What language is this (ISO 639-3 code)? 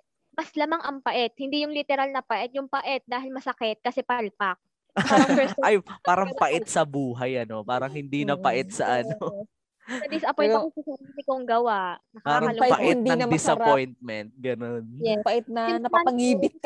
fil